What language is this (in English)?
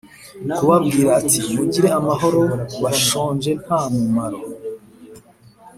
Kinyarwanda